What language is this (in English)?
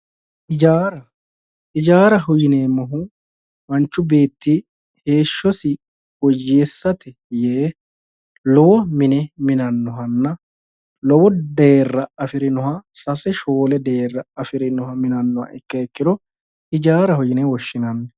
Sidamo